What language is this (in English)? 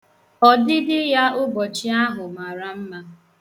Igbo